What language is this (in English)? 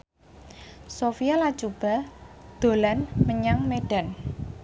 Javanese